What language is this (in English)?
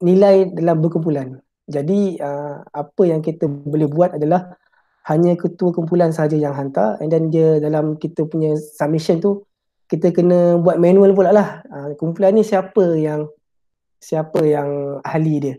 Malay